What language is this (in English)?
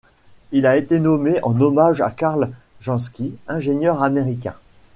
French